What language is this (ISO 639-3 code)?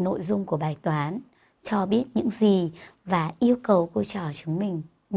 vie